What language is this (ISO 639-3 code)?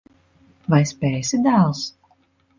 lav